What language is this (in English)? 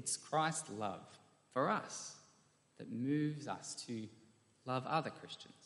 English